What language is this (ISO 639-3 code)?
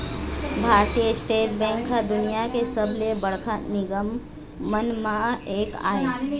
hne